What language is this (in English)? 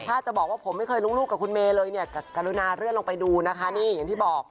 Thai